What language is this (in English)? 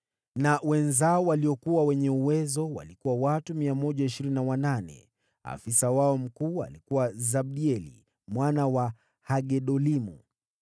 Swahili